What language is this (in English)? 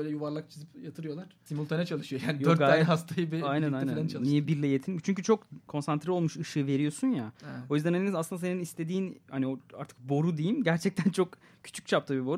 Turkish